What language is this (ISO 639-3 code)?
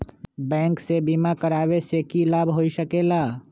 mag